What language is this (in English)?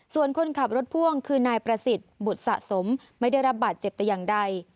Thai